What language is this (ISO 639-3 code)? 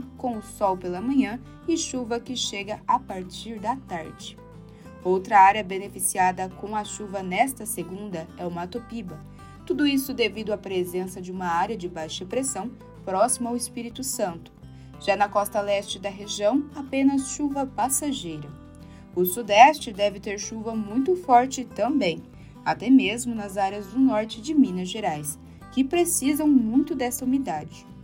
por